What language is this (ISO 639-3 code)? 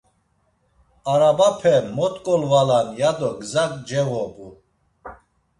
lzz